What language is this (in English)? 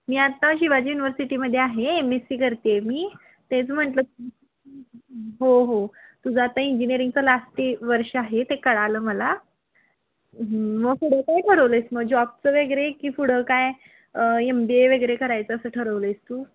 Marathi